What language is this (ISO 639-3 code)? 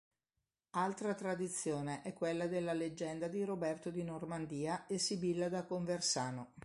ita